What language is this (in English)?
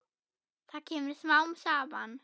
Icelandic